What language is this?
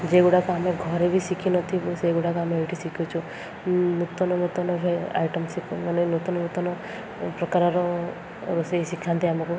Odia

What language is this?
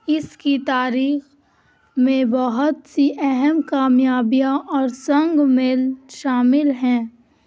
Urdu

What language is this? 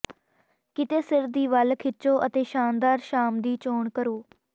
Punjabi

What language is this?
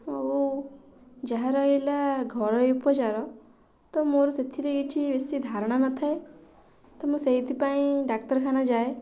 Odia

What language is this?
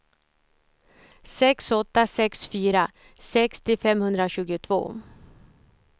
Swedish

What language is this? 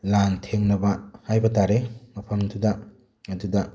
Manipuri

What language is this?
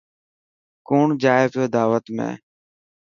Dhatki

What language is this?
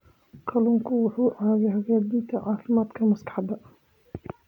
Somali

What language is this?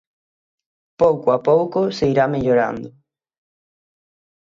Galician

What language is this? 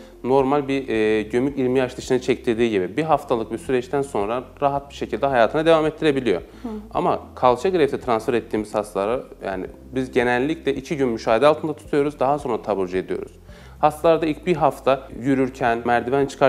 Turkish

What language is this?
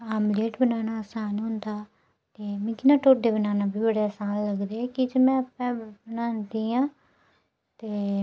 Dogri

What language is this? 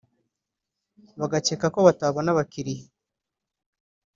Kinyarwanda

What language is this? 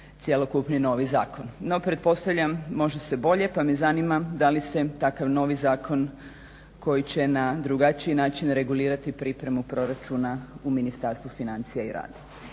Croatian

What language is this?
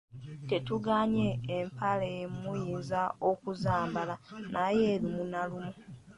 Ganda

